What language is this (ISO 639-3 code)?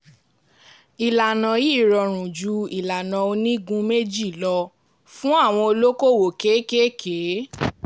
yor